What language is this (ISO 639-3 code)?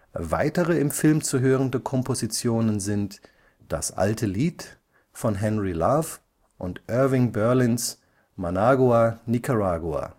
deu